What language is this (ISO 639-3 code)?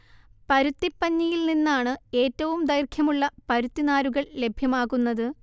mal